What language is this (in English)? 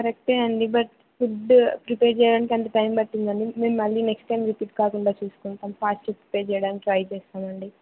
Telugu